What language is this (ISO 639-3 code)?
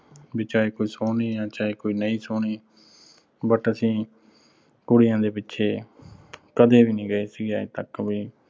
pan